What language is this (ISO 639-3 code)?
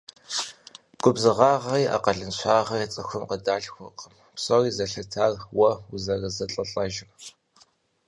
kbd